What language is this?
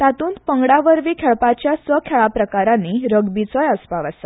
Konkani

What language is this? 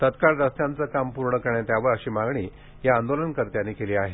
Marathi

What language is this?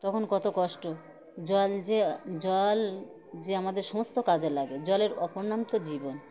Bangla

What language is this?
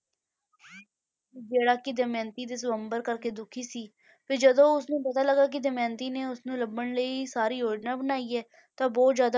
Punjabi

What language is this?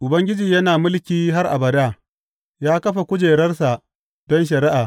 Hausa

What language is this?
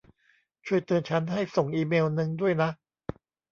Thai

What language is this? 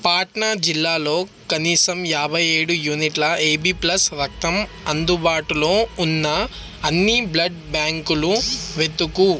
Telugu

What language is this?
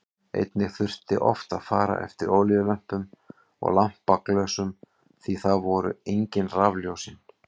Icelandic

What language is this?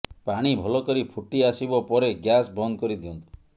Odia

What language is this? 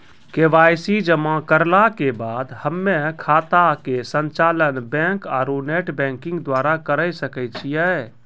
Maithili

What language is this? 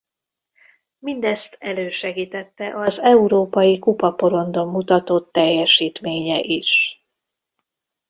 Hungarian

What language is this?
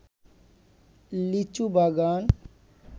Bangla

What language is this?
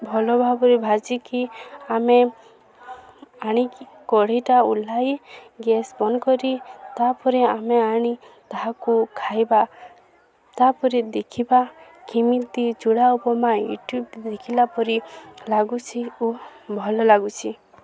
Odia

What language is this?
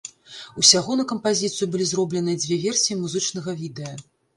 Belarusian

